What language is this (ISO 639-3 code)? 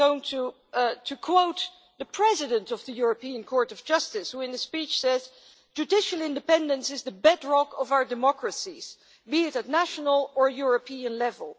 eng